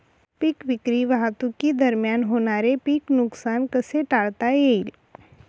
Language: Marathi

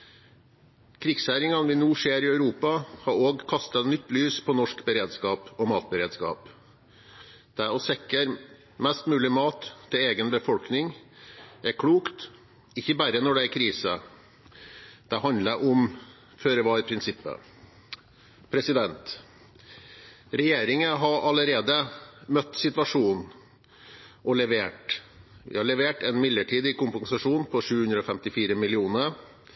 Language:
Norwegian Bokmål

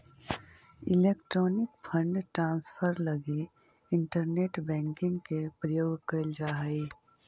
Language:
Magahi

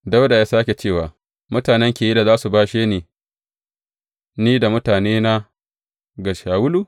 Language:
Hausa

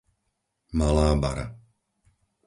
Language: Slovak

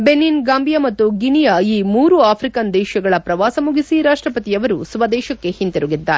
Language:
Kannada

